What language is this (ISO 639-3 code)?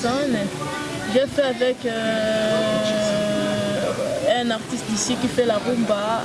fra